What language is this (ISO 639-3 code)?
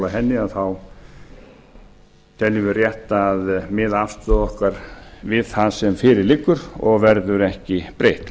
isl